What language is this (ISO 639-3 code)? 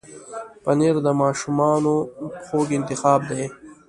pus